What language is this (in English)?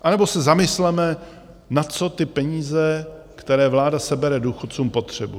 Czech